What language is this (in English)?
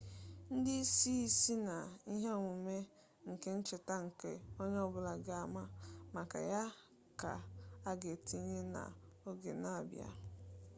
Igbo